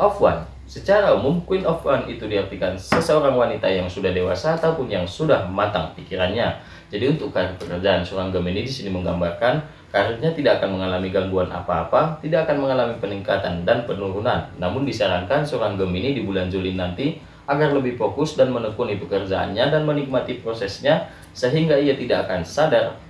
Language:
Indonesian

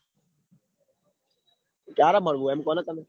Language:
Gujarati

